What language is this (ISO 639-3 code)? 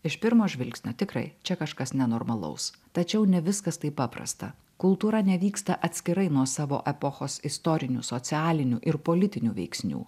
lit